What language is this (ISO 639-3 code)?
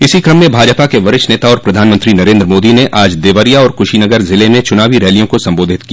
hin